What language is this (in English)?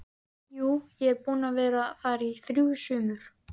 Icelandic